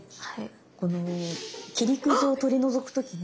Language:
Japanese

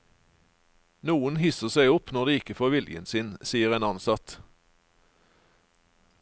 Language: Norwegian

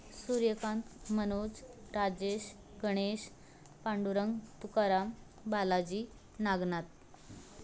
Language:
Marathi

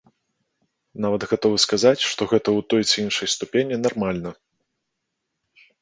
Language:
Belarusian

